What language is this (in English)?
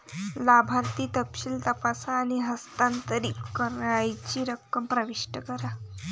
Marathi